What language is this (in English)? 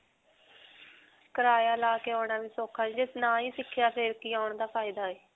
Punjabi